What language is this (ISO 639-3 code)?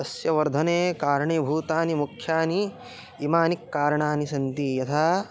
san